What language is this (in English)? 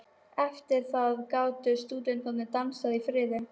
Icelandic